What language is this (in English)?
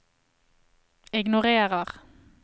Norwegian